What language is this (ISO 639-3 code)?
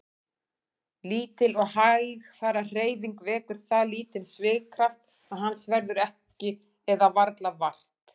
isl